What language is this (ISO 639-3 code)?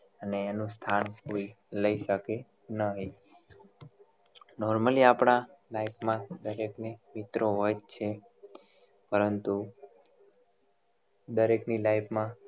guj